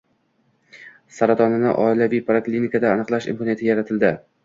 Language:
Uzbek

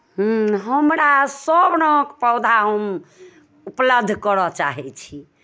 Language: Maithili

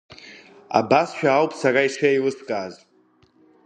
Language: Abkhazian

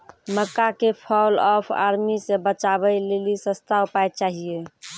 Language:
Maithili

